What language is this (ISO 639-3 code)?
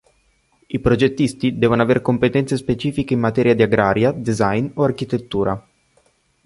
ita